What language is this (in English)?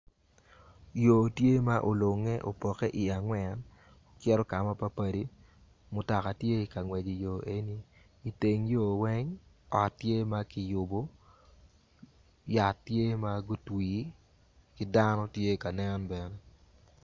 Acoli